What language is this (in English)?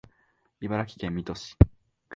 Japanese